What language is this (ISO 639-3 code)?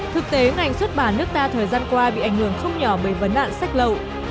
vie